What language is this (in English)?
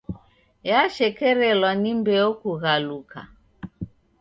Taita